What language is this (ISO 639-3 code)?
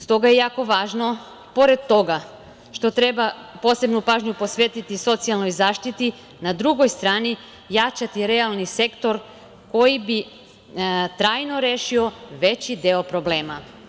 srp